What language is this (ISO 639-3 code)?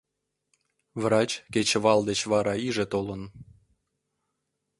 chm